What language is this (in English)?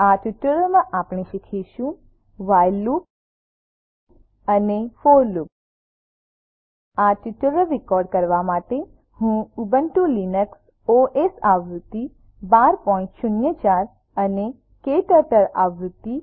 Gujarati